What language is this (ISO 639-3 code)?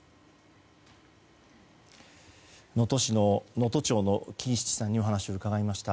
jpn